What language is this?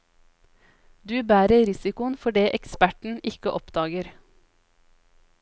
Norwegian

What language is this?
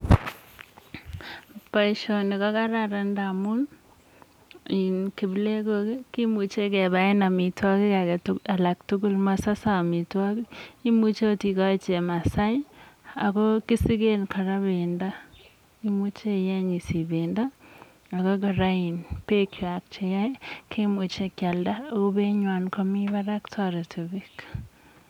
Kalenjin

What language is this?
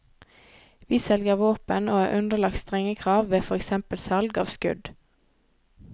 Norwegian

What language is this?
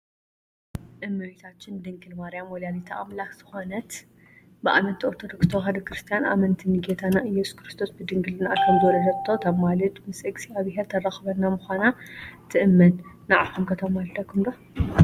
Tigrinya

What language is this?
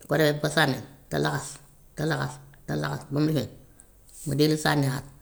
Gambian Wolof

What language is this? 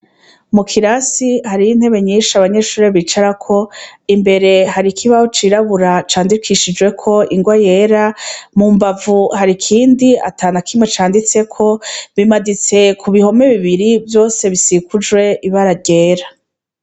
Rundi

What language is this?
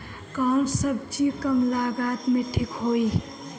Bhojpuri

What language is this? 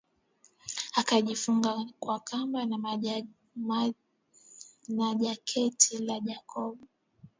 Swahili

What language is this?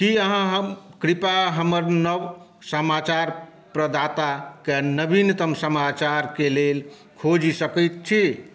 Maithili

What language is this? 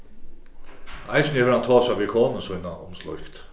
Faroese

